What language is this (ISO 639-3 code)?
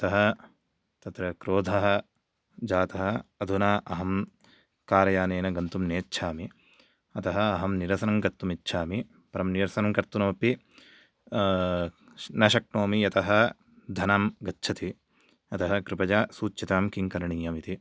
san